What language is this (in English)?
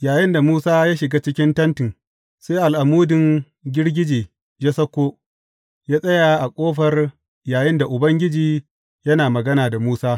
Hausa